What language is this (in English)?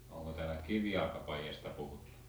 Finnish